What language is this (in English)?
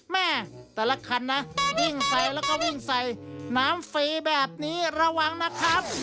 Thai